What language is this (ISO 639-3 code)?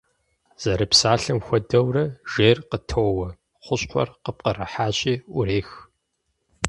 kbd